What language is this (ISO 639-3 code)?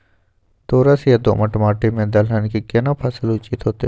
mai